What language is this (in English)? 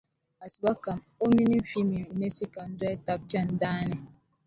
Dagbani